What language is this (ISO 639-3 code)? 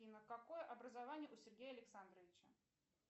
rus